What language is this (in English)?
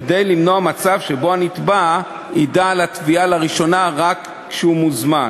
Hebrew